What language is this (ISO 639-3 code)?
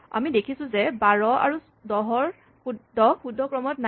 asm